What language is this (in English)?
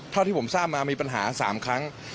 Thai